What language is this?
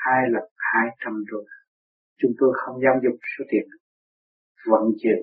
Vietnamese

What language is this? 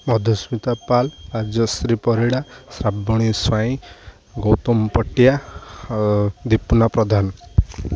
Odia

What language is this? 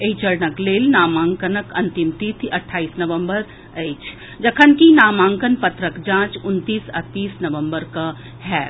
Maithili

